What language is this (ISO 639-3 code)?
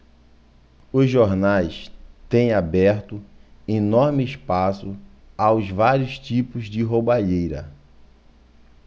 por